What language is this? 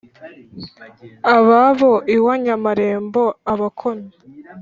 Kinyarwanda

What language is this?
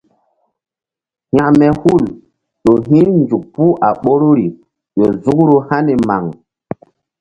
Mbum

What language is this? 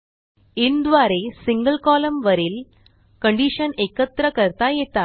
Marathi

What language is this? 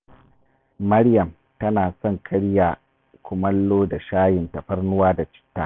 Hausa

